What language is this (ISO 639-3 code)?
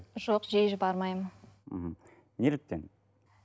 kaz